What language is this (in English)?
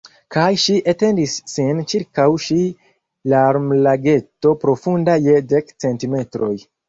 Esperanto